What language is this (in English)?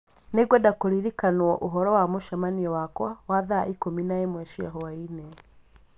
Kikuyu